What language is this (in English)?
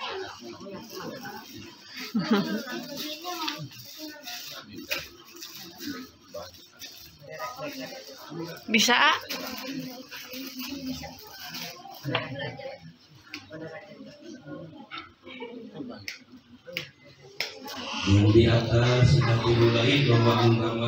Indonesian